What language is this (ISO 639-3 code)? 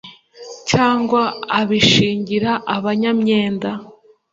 kin